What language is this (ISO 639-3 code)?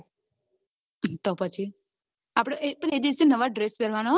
guj